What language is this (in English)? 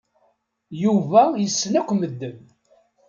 Kabyle